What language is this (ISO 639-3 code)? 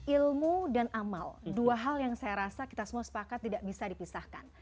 ind